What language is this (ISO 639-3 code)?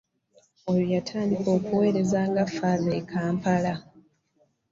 lug